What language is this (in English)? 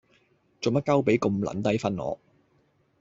Cantonese